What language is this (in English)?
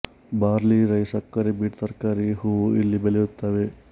Kannada